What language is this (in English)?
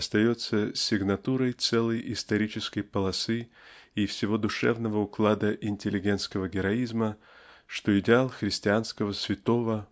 Russian